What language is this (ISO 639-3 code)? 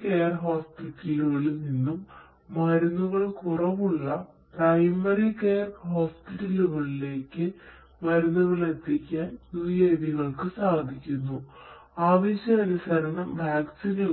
mal